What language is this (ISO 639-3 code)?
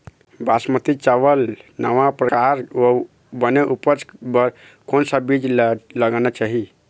hne